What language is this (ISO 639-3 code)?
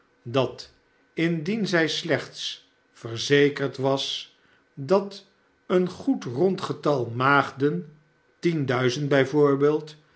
nld